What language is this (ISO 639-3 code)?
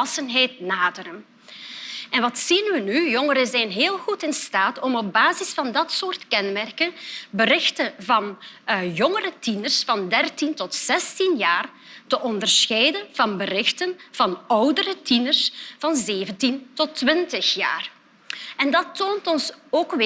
nld